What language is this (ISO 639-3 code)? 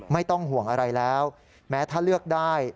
tha